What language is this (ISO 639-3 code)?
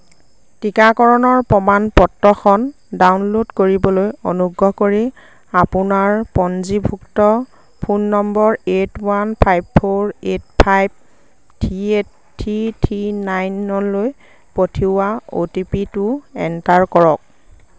asm